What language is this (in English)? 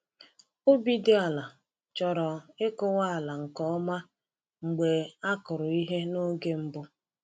Igbo